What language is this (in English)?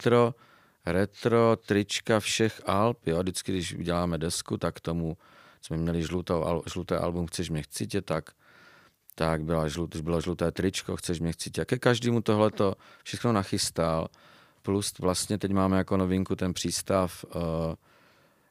Czech